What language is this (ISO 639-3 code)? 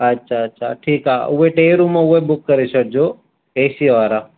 snd